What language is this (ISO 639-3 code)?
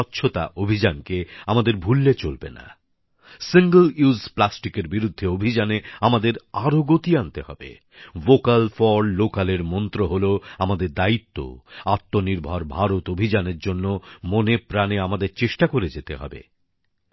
ben